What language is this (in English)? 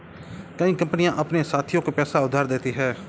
Hindi